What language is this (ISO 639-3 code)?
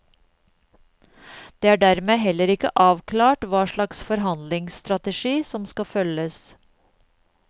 nor